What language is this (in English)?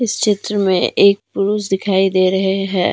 Hindi